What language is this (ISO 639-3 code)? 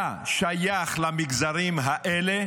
heb